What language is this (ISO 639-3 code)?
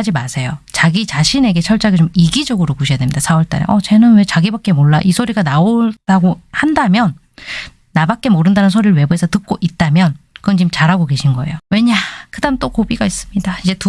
kor